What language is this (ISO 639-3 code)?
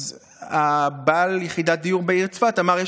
heb